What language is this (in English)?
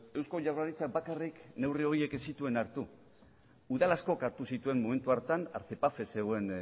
Basque